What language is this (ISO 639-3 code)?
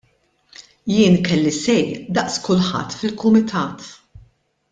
mlt